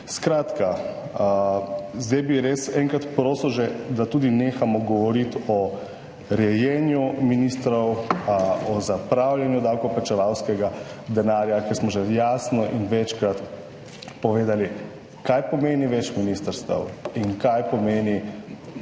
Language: Slovenian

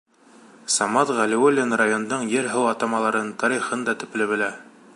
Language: Bashkir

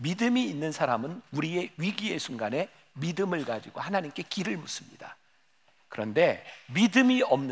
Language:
Korean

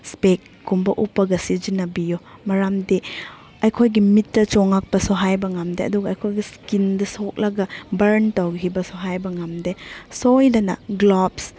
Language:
Manipuri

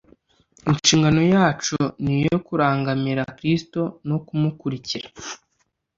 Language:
Kinyarwanda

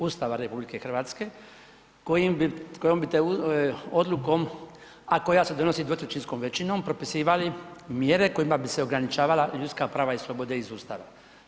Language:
Croatian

